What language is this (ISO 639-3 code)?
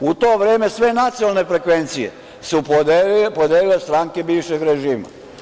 srp